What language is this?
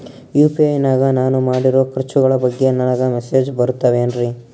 Kannada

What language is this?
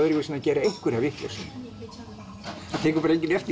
Icelandic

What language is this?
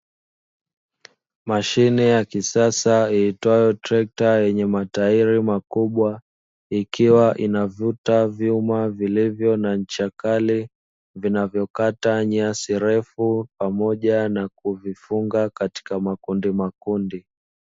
Swahili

